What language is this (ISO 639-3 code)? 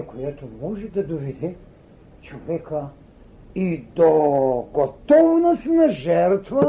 bul